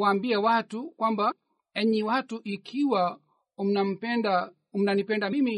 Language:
Swahili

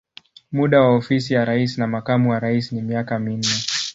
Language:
Swahili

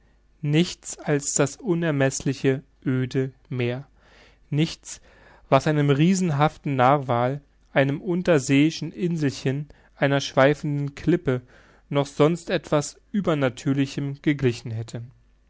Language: German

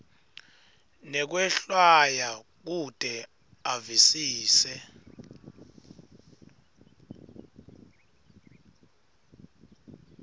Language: Swati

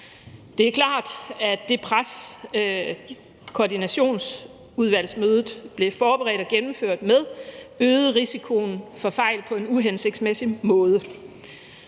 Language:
Danish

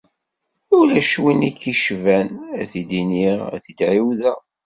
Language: Kabyle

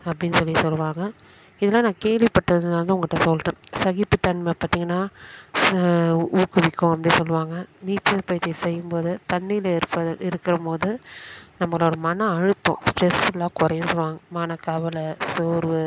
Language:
Tamil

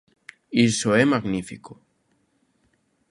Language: Galician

